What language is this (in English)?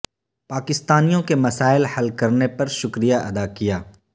Urdu